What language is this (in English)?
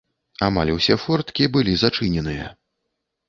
Belarusian